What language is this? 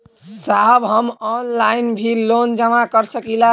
Bhojpuri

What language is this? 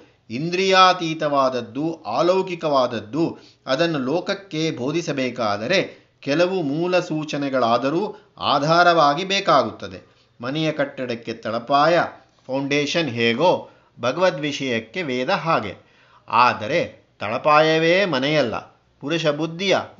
Kannada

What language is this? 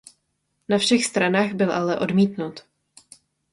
Czech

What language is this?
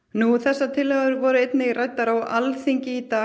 Icelandic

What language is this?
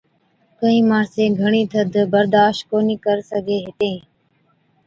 Od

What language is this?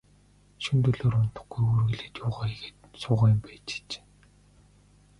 Mongolian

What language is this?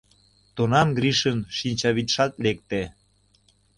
Mari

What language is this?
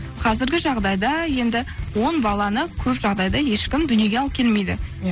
Kazakh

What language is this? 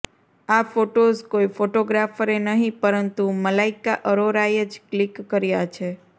Gujarati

